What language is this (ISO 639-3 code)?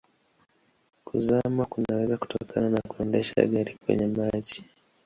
swa